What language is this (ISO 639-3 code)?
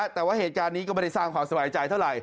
tha